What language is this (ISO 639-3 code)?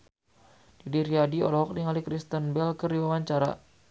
sun